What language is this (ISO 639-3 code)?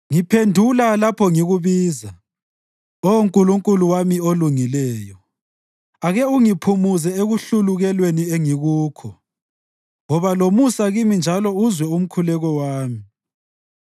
nde